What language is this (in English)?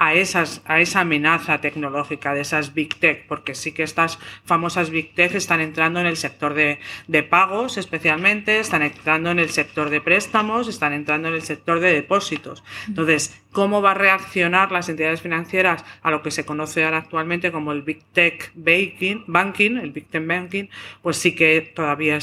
Spanish